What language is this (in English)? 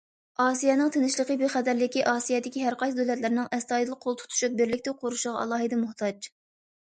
Uyghur